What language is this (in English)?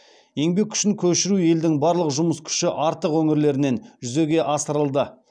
Kazakh